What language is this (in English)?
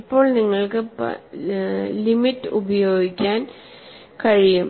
Malayalam